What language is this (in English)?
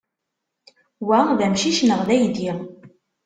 Kabyle